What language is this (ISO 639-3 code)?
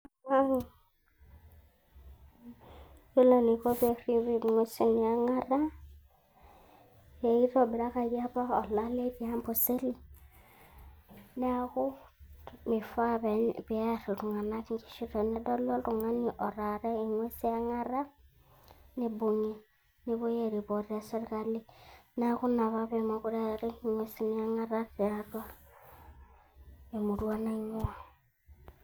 mas